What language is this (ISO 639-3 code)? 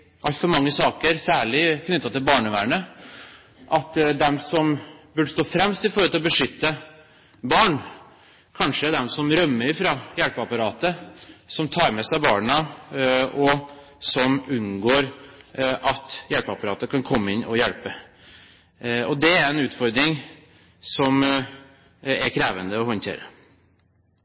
nob